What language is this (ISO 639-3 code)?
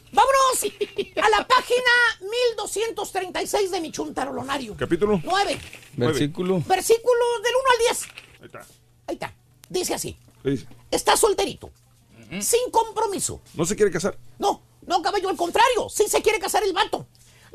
spa